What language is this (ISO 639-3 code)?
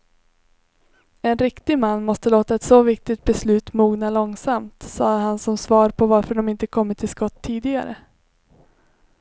swe